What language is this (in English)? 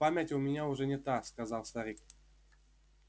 Russian